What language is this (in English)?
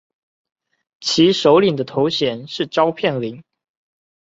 Chinese